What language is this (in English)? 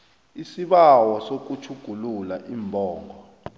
South Ndebele